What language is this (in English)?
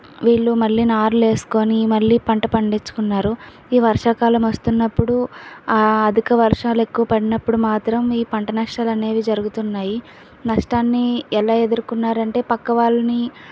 Telugu